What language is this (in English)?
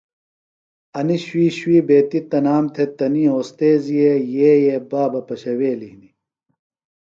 Phalura